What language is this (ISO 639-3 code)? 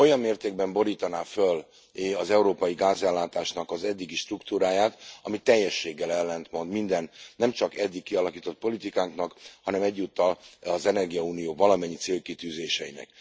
hun